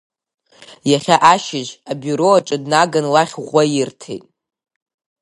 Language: Abkhazian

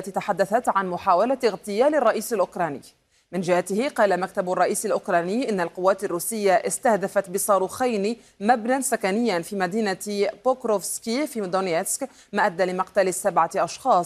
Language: Arabic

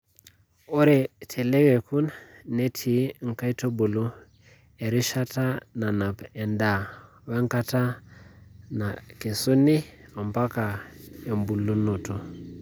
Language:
Masai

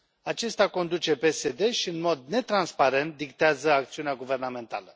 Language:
Romanian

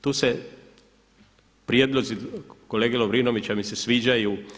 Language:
Croatian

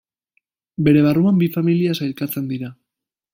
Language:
Basque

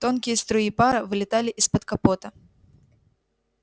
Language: Russian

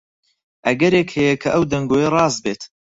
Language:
Central Kurdish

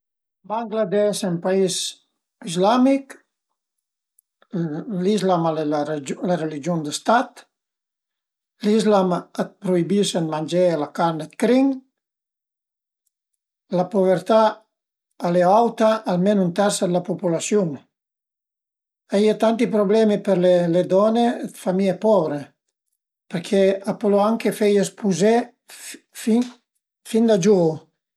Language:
Piedmontese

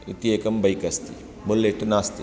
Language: Sanskrit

